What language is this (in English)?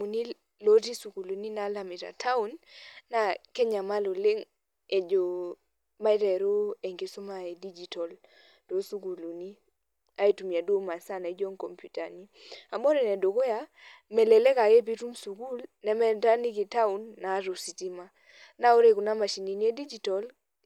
Masai